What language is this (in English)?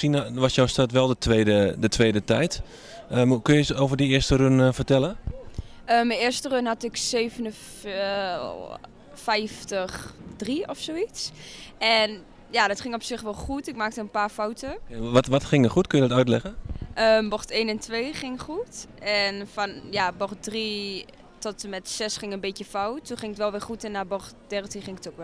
Dutch